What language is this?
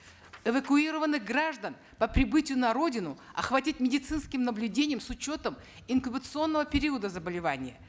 Kazakh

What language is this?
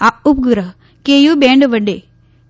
Gujarati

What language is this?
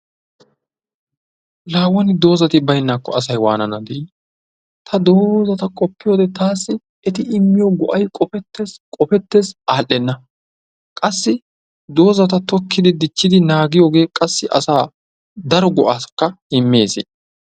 Wolaytta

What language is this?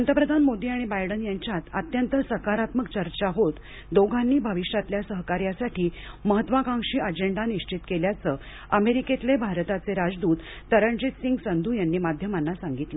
Marathi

